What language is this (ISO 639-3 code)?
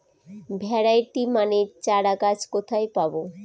ben